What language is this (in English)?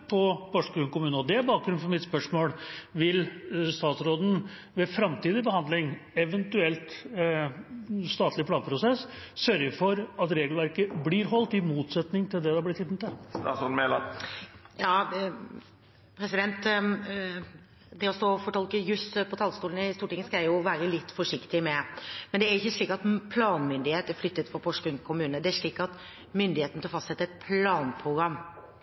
Norwegian Bokmål